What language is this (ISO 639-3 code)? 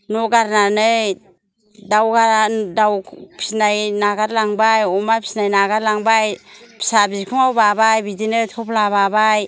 brx